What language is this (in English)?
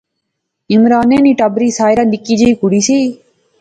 Pahari-Potwari